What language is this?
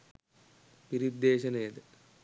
Sinhala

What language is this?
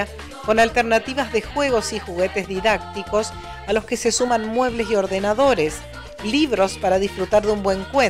Spanish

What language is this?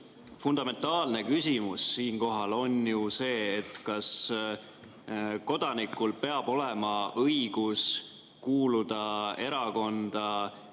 Estonian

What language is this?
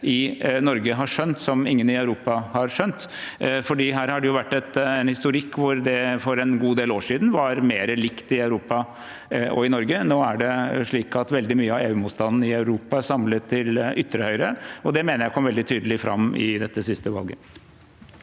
Norwegian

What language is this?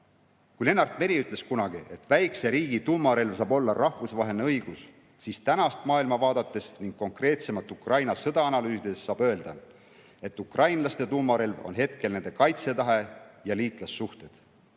Estonian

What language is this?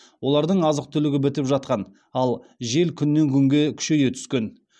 Kazakh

